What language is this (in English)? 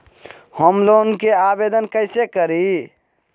Magahi